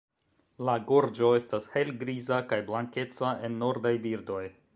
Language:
Esperanto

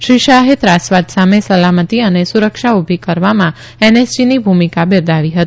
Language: Gujarati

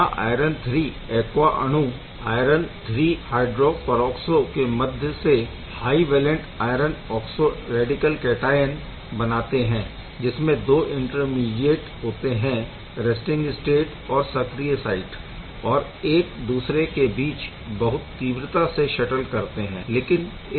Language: Hindi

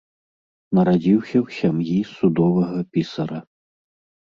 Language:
Belarusian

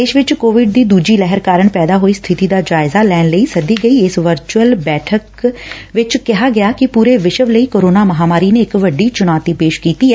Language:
Punjabi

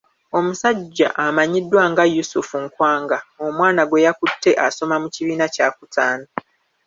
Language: Ganda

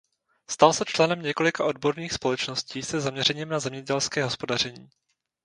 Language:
Czech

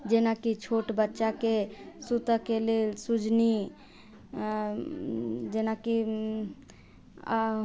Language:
Maithili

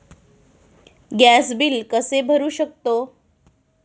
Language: Marathi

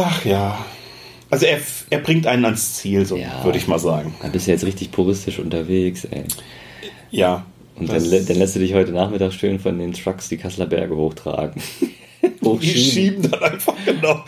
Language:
German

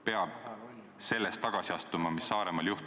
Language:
Estonian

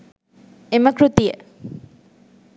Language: Sinhala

